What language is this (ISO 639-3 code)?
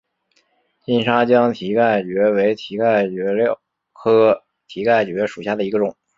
zho